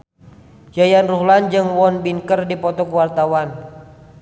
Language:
Sundanese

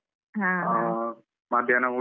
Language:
Kannada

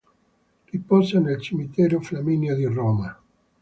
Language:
Italian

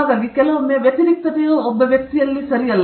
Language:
Kannada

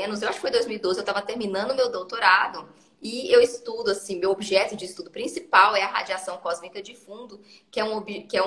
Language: Portuguese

